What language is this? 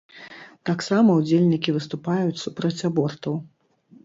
Belarusian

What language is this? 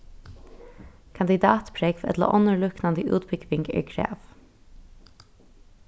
Faroese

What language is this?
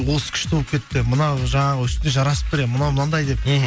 Kazakh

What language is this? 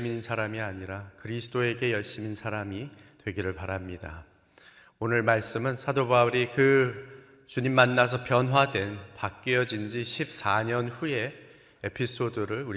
Korean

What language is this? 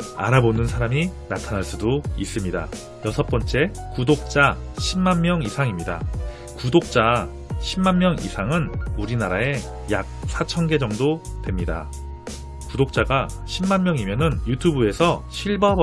Korean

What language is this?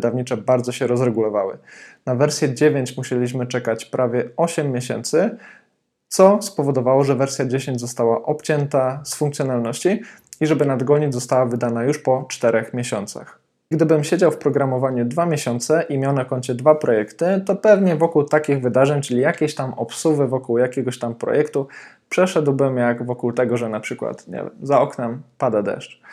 Polish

